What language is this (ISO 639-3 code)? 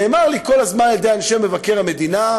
heb